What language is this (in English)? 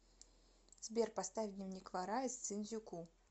Russian